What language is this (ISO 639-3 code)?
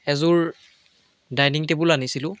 asm